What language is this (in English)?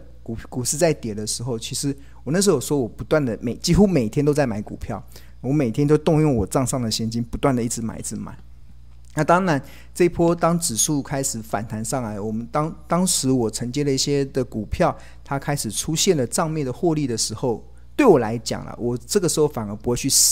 Chinese